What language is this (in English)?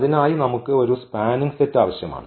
Malayalam